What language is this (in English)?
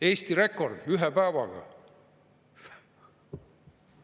Estonian